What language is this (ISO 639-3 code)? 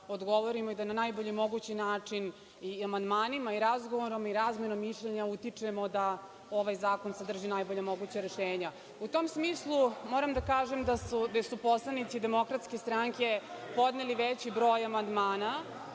srp